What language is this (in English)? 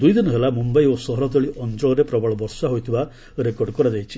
Odia